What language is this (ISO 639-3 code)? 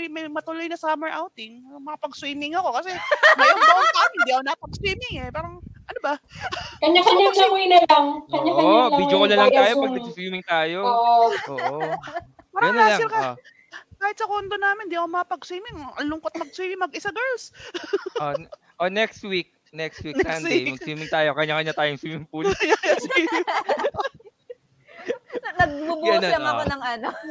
fil